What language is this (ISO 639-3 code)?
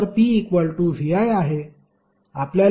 mar